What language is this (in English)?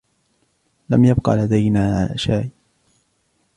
Arabic